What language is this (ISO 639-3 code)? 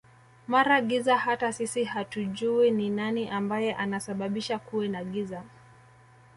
swa